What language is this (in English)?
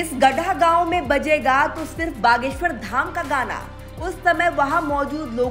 Hindi